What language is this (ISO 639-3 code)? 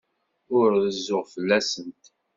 kab